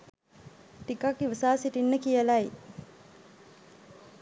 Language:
Sinhala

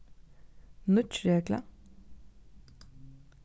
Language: Faroese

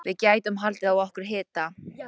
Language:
Icelandic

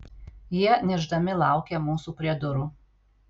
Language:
Lithuanian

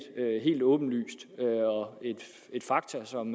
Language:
Danish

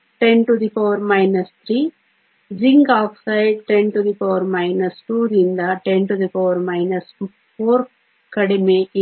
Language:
Kannada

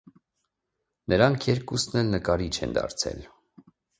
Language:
Armenian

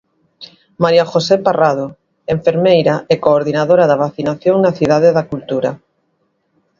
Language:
Galician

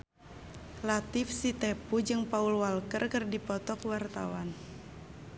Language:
Sundanese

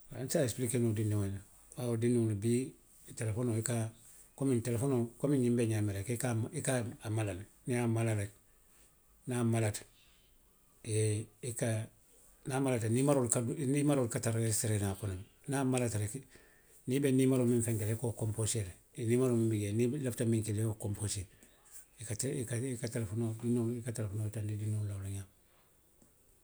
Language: Western Maninkakan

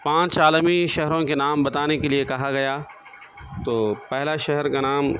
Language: Urdu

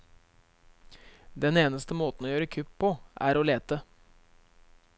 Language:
Norwegian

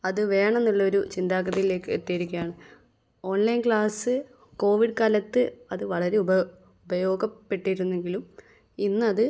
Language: Malayalam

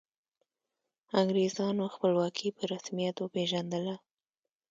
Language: Pashto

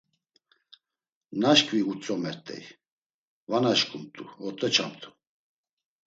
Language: Laz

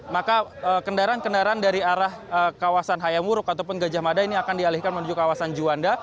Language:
Indonesian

